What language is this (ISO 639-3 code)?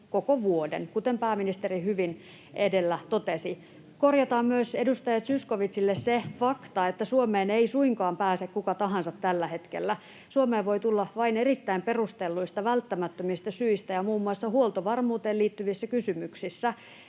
fin